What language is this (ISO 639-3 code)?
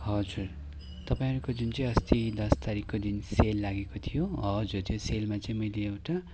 nep